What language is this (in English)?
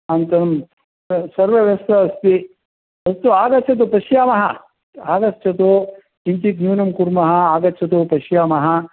Sanskrit